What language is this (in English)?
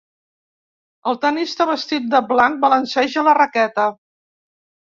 Catalan